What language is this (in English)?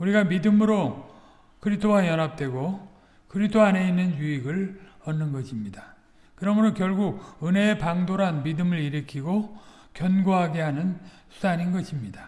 Korean